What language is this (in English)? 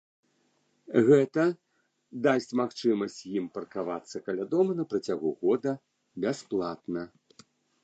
Belarusian